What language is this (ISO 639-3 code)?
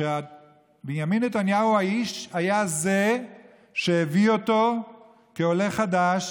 heb